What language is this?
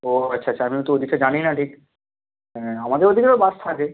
Bangla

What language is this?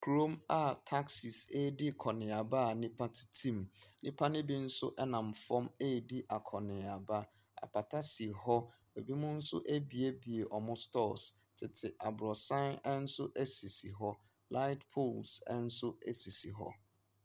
Akan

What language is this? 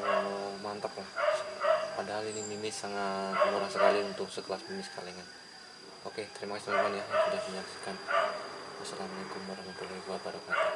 Indonesian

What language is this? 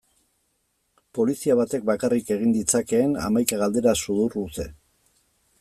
Basque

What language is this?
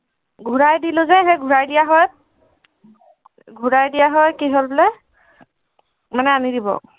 Assamese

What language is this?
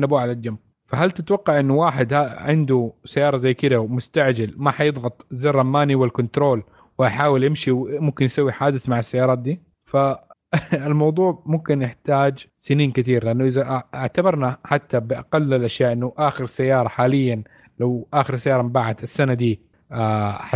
Arabic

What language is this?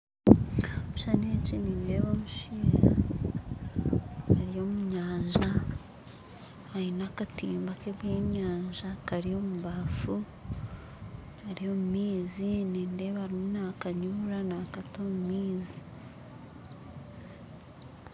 Nyankole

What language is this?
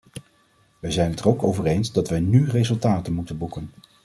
Dutch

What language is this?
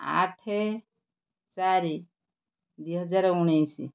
Odia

